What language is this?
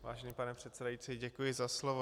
Czech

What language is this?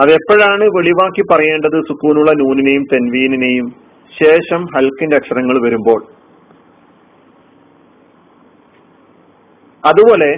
Malayalam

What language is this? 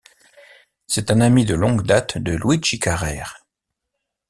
French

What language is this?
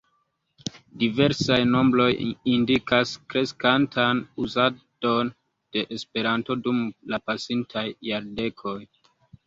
Esperanto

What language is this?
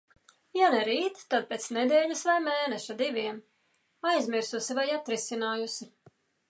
Latvian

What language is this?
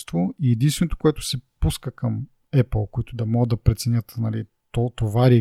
Bulgarian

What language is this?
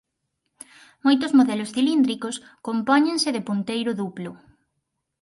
Galician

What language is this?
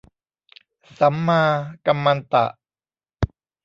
Thai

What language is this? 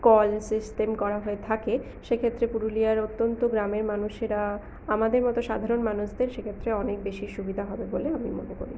Bangla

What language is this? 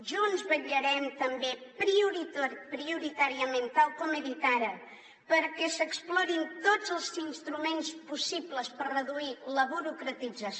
Catalan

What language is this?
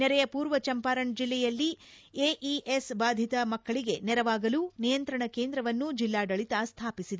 Kannada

